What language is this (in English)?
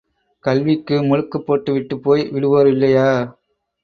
Tamil